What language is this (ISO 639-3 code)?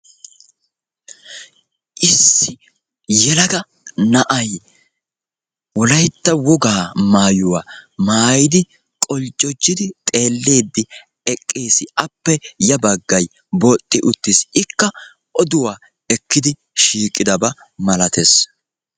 wal